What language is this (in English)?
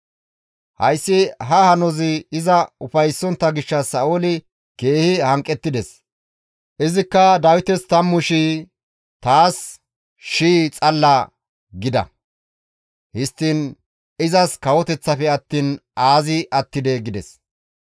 Gamo